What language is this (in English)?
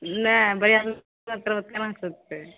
Maithili